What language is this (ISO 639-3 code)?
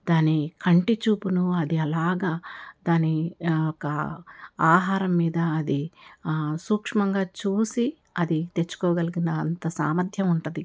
tel